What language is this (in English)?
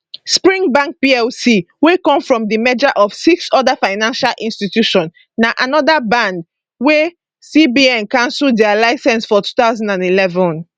Nigerian Pidgin